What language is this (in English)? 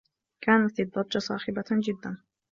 Arabic